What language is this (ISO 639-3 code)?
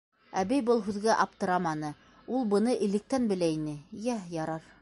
bak